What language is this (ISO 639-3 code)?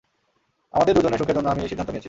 ben